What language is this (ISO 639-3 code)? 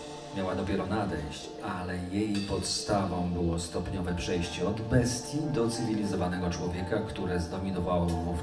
pol